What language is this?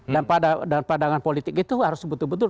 Indonesian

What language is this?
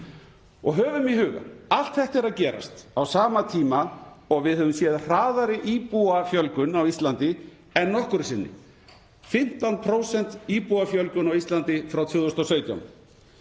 Icelandic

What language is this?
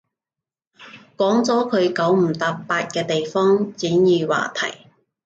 Cantonese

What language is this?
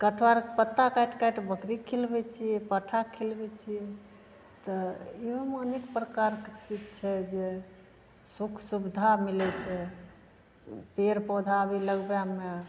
Maithili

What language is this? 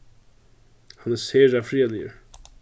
Faroese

